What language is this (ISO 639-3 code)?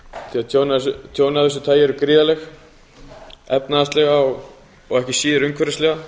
isl